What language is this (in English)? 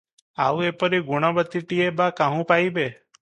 Odia